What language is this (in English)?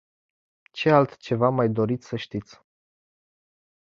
Romanian